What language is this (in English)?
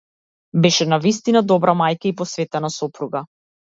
Macedonian